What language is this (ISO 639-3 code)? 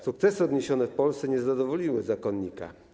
pol